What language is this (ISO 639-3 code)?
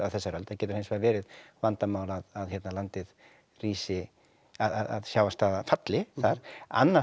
isl